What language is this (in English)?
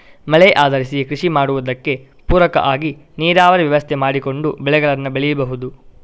Kannada